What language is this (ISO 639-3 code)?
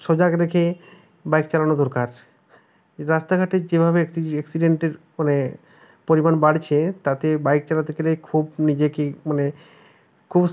ben